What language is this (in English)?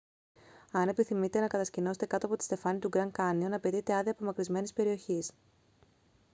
Greek